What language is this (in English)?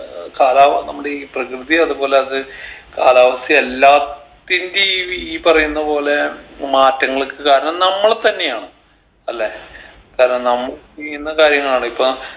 Malayalam